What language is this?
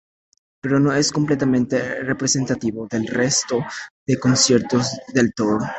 Spanish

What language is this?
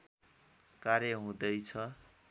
Nepali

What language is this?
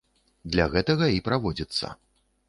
Belarusian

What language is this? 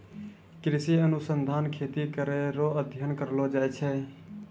Maithili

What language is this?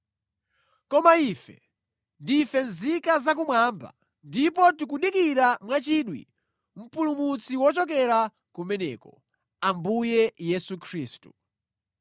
Nyanja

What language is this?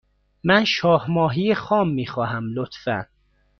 Persian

